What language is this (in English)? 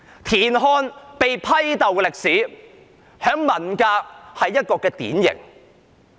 Cantonese